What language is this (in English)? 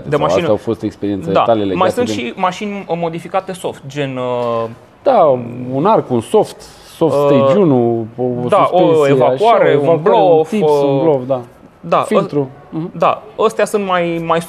Romanian